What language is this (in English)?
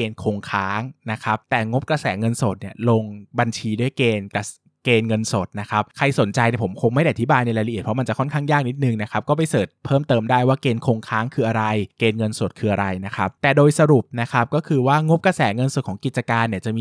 Thai